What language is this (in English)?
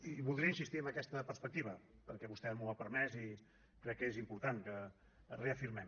Catalan